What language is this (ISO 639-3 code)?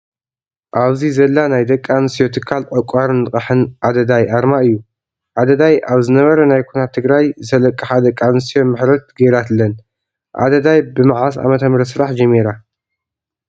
tir